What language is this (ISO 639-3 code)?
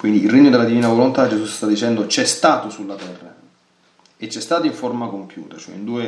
ita